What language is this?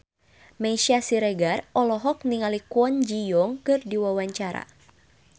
Sundanese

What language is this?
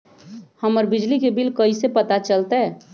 Magahi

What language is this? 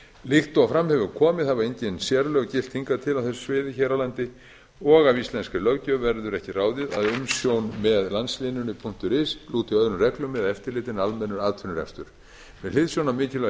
Icelandic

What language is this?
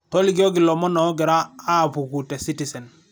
Masai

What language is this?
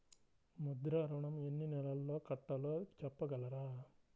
Telugu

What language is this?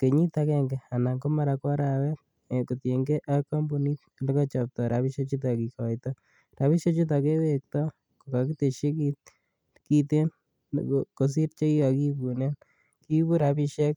Kalenjin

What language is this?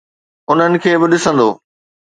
Sindhi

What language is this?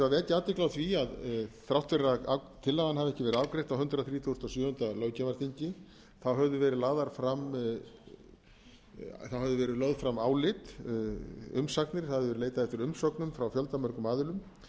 Icelandic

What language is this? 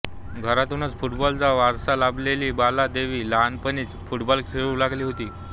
Marathi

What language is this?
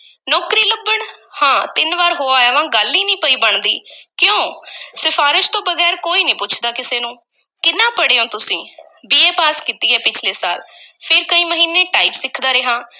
Punjabi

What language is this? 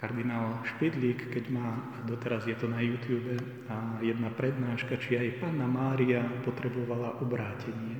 Slovak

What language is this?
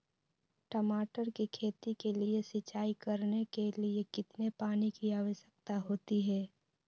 Magahi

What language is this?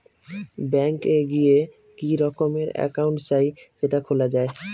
Bangla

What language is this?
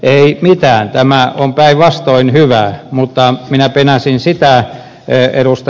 Finnish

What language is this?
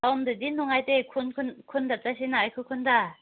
Manipuri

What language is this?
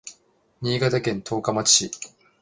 Japanese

